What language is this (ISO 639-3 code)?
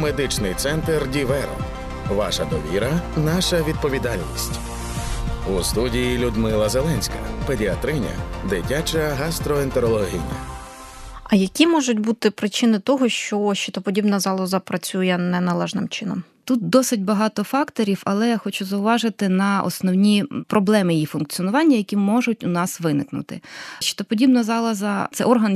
ukr